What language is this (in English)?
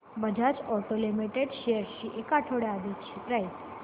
Marathi